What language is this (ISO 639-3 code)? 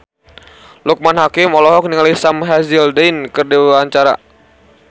sun